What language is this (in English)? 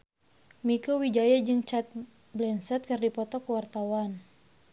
Sundanese